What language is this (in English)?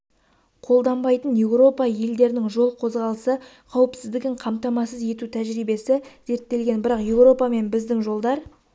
Kazakh